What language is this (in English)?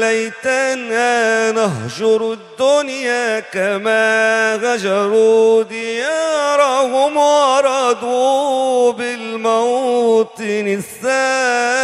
Arabic